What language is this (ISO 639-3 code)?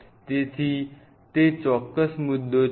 guj